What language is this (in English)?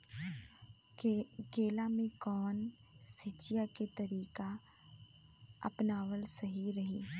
Bhojpuri